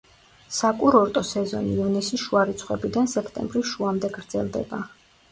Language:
Georgian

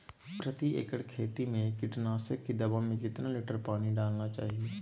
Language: Magahi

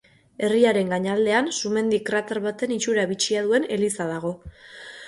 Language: Basque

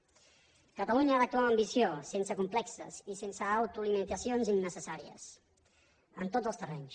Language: Catalan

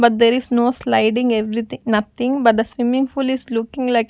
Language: English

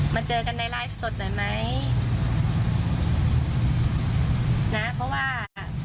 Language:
Thai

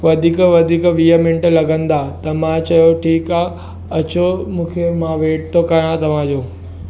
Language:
Sindhi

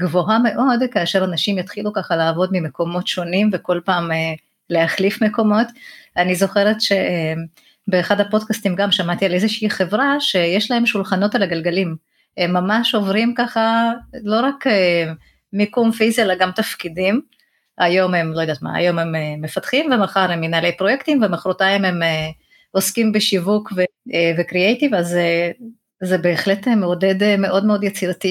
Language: Hebrew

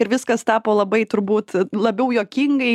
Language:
Lithuanian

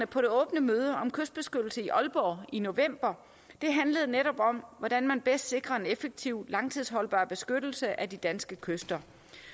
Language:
Danish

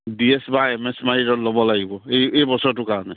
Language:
Assamese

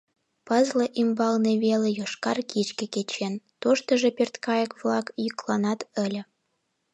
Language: Mari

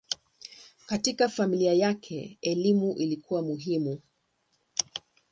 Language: Swahili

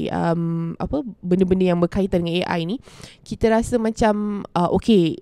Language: Malay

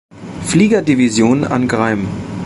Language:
German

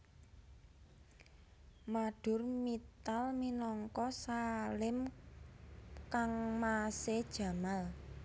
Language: Javanese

